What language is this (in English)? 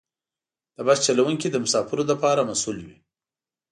Pashto